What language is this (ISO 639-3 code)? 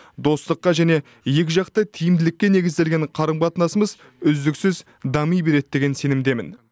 kaz